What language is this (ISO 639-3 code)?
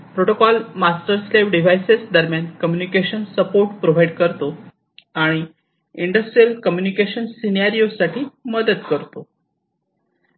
mar